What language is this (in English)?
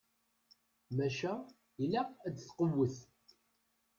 Kabyle